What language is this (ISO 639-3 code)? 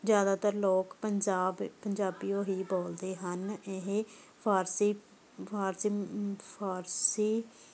pan